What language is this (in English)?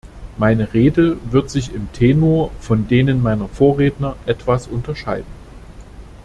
German